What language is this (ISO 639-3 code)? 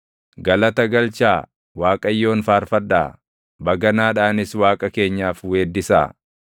orm